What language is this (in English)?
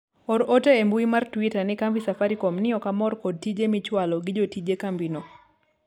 Luo (Kenya and Tanzania)